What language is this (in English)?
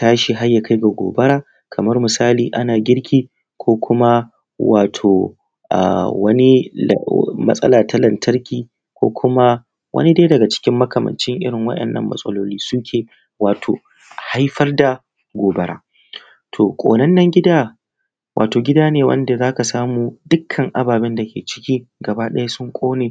Hausa